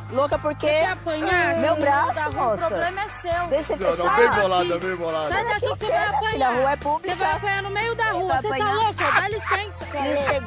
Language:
Portuguese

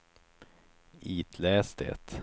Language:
Swedish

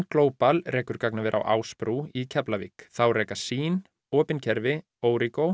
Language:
Icelandic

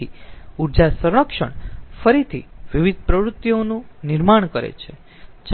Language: Gujarati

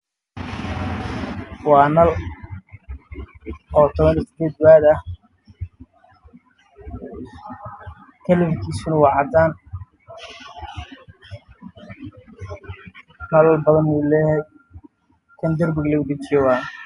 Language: Somali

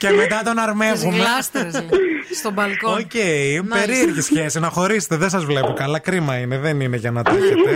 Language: Greek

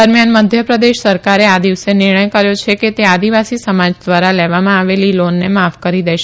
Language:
Gujarati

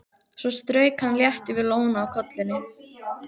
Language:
Icelandic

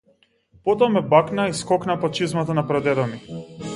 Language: Macedonian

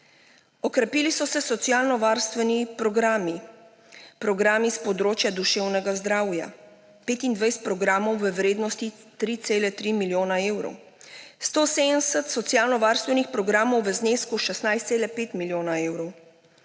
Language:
Slovenian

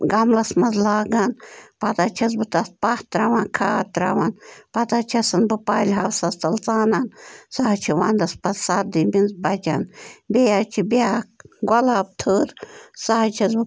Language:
Kashmiri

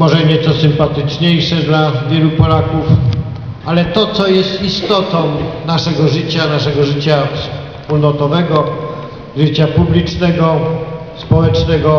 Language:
Polish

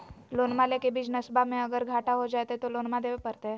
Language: Magahi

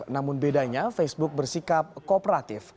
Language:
Indonesian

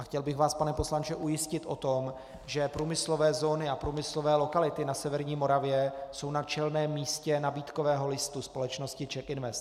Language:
Czech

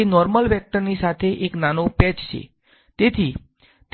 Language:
Gujarati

